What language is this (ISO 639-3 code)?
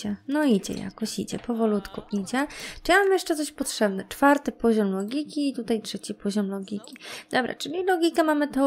pol